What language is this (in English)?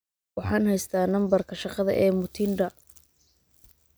Somali